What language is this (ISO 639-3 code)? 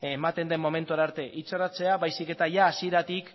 eus